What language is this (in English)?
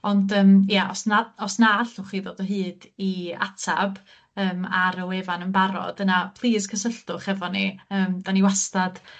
Welsh